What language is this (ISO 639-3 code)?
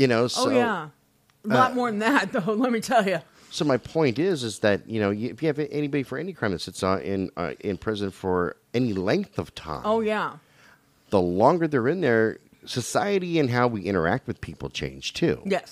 eng